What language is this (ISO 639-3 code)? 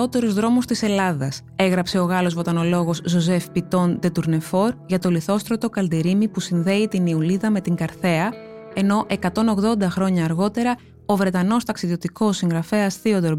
ell